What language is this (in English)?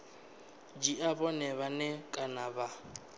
Venda